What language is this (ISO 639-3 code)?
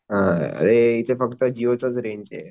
mar